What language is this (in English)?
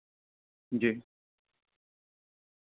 Urdu